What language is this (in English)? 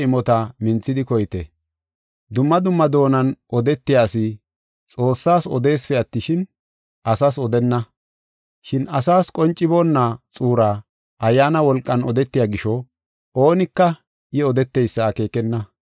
Gofa